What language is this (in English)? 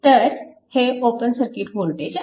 Marathi